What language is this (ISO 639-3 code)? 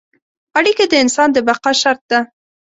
pus